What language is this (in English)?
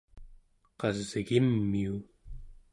Central Yupik